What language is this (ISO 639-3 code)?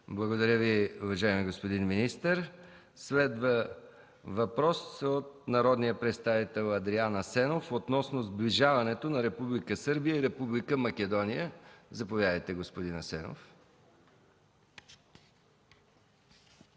bul